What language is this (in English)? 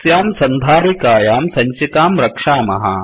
Sanskrit